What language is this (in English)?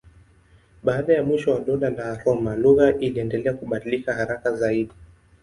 Swahili